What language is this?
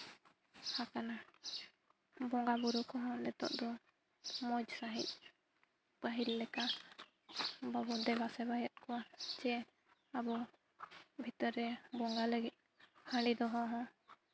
Santali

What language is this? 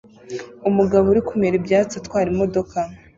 Kinyarwanda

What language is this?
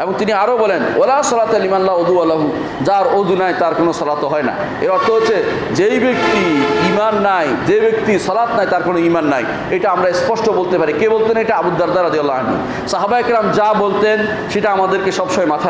Turkish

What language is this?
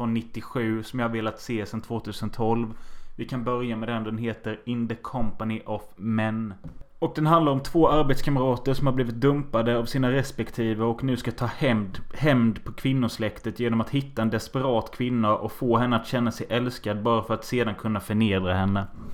Swedish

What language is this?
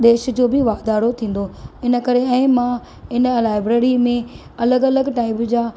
Sindhi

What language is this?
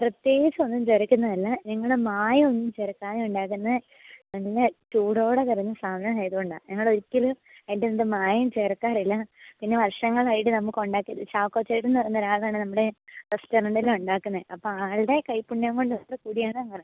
Malayalam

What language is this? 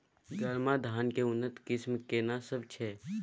Maithili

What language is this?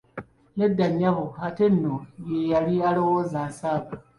Ganda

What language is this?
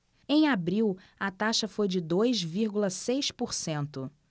Portuguese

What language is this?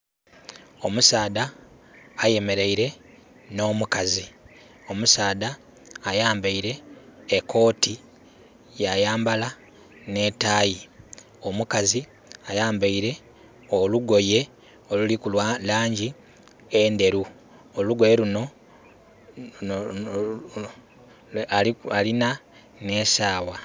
Soga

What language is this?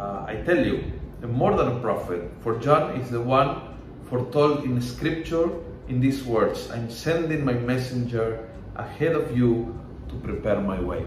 Filipino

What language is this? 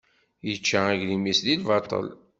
Kabyle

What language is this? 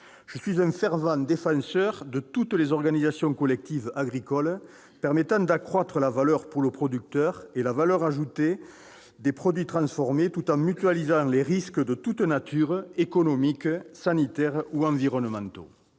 French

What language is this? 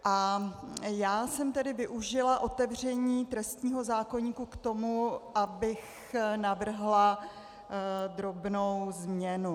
Czech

